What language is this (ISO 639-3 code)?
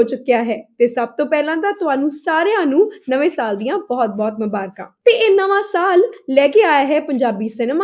pan